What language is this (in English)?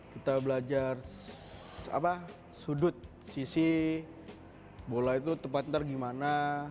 Indonesian